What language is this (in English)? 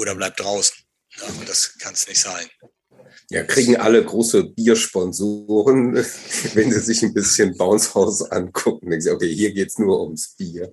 German